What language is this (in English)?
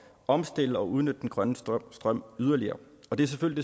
Danish